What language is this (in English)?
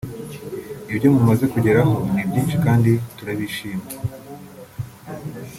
Kinyarwanda